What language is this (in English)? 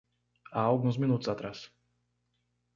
Portuguese